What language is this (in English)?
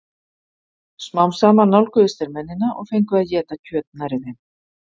Icelandic